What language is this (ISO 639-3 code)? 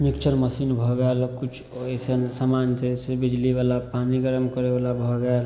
mai